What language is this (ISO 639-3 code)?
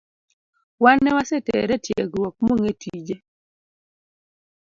luo